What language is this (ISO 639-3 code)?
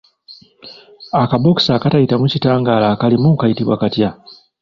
lug